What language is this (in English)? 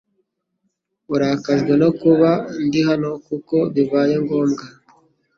Kinyarwanda